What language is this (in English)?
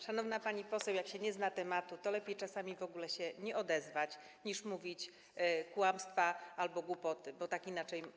Polish